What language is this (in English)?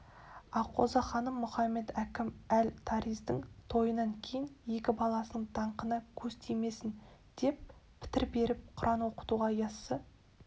Kazakh